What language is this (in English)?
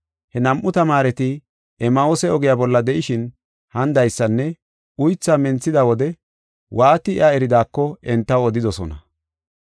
Gofa